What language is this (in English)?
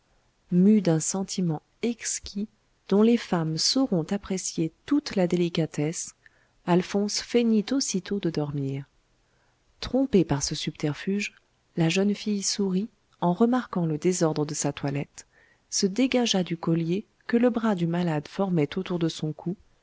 French